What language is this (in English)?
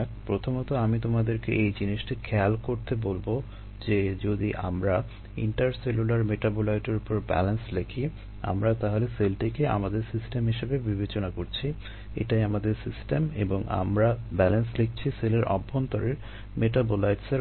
Bangla